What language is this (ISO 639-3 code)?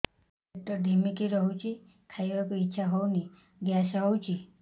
ori